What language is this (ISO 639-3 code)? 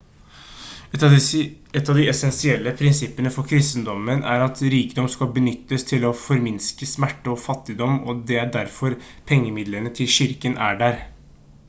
nob